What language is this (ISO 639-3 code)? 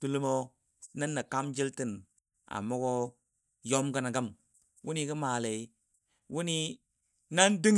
dbd